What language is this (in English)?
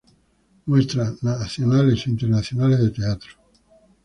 Spanish